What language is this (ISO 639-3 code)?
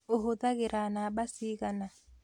kik